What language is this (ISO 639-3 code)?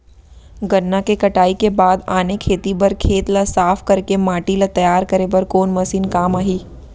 hne